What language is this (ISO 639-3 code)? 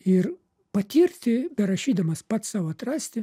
lit